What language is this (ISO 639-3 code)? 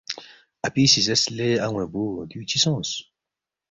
bft